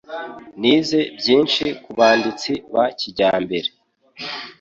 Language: Kinyarwanda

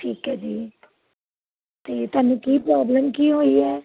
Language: Punjabi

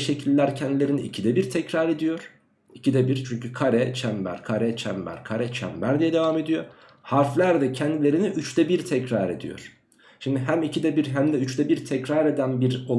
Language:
Turkish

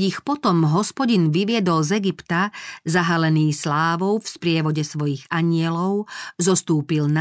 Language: Slovak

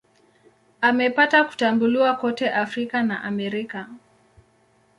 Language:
Swahili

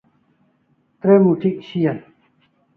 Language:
Kalasha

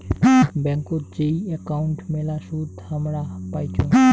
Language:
Bangla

